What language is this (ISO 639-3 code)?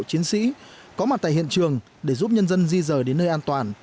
vie